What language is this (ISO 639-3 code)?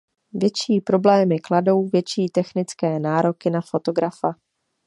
ces